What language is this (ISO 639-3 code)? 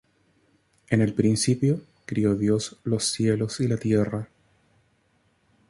spa